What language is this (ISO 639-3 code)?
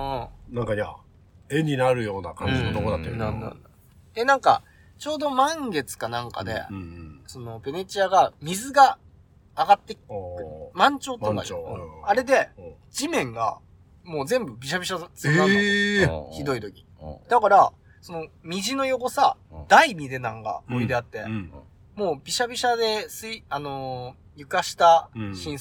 jpn